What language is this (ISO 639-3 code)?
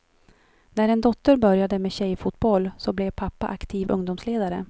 swe